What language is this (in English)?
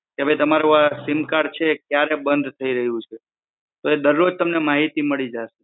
Gujarati